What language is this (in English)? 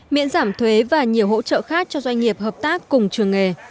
Vietnamese